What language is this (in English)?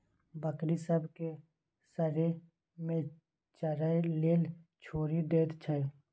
Maithili